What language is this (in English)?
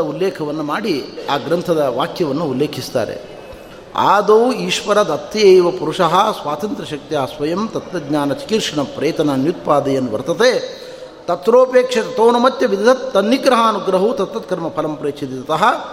Kannada